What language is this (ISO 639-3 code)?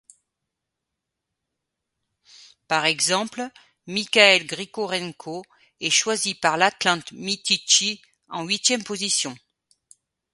fra